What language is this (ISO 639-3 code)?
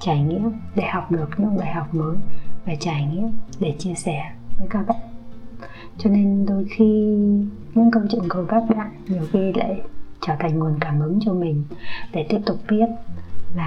vie